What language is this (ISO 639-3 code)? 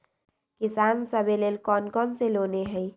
mag